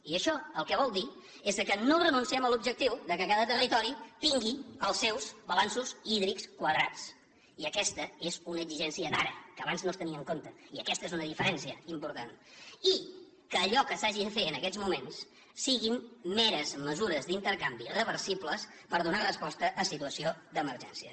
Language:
Catalan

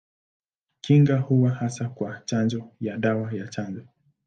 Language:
Swahili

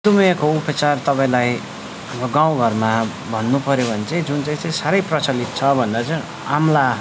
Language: Nepali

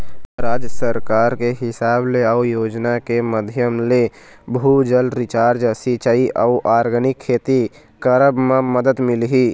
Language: Chhattisgarhi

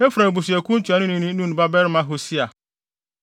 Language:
Akan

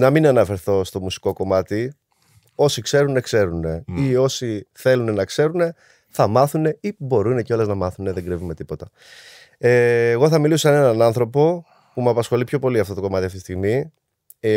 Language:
Greek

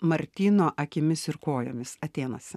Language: Lithuanian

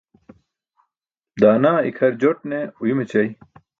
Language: Burushaski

